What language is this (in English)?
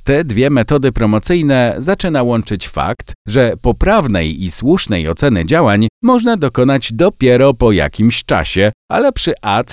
Polish